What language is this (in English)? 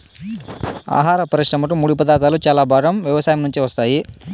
Telugu